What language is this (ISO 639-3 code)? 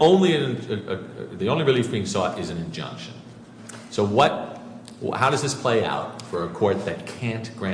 eng